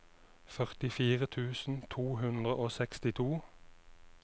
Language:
Norwegian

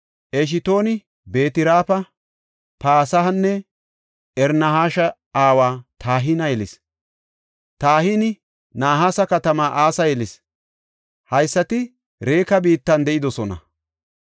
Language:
Gofa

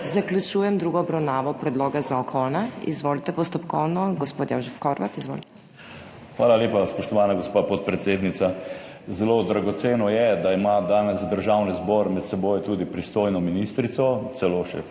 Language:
Slovenian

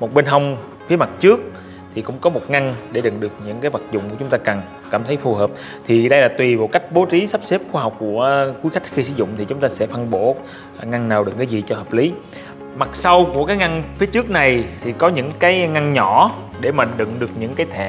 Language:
Vietnamese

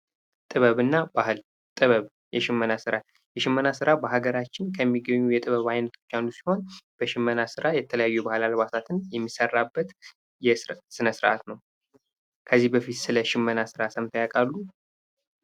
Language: Amharic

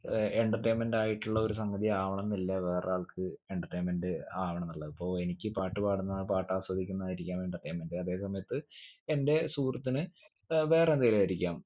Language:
Malayalam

